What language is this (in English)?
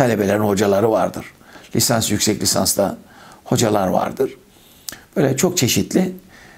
Turkish